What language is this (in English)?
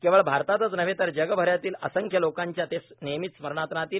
Marathi